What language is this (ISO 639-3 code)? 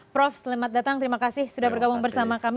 ind